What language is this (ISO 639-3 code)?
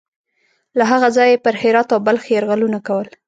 pus